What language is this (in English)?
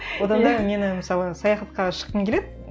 Kazakh